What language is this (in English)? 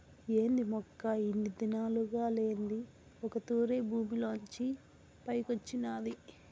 Telugu